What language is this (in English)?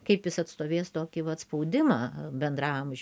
Lithuanian